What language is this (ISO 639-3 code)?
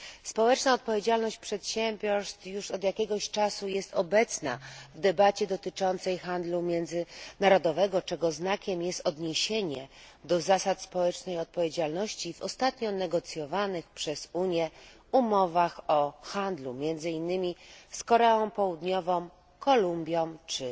pol